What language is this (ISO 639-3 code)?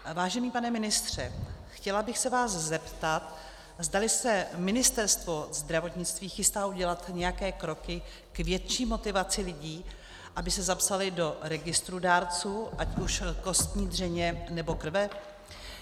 ces